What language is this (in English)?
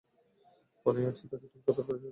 Bangla